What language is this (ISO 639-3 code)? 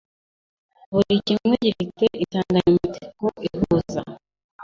kin